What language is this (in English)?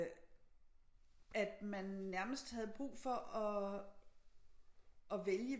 Danish